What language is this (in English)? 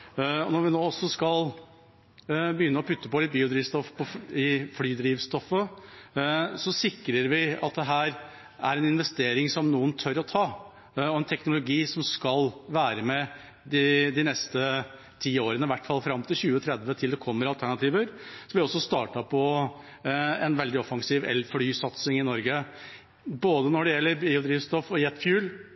Norwegian Bokmål